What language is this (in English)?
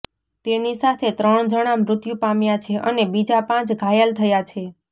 Gujarati